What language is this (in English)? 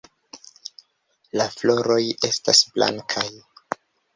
Esperanto